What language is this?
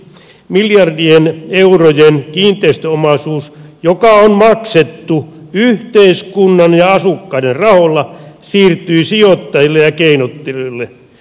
Finnish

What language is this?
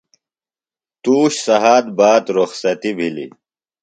Phalura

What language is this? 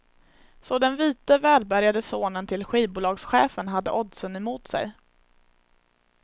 Swedish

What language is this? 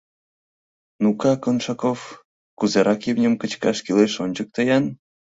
Mari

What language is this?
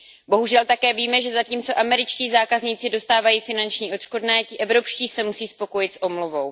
Czech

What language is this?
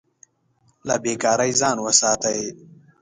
Pashto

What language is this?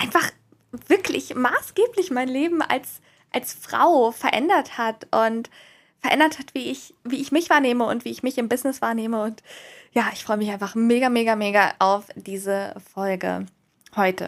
German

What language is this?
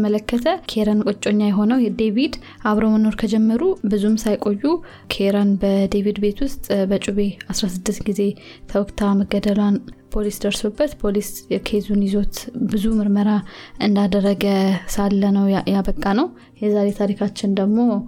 Amharic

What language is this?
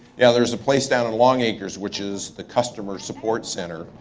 English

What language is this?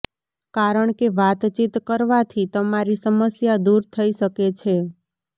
Gujarati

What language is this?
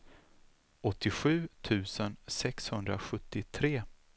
Swedish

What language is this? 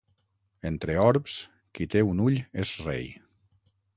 Catalan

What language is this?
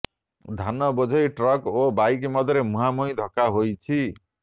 Odia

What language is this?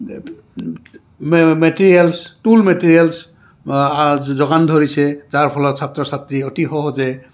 Assamese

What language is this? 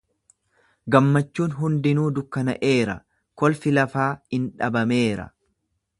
Oromo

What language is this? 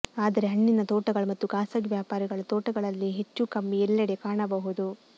Kannada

